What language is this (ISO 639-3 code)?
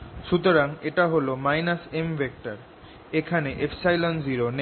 ben